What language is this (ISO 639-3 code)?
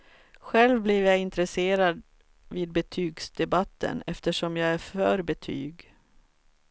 swe